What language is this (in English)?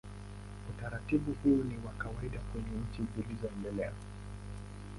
Swahili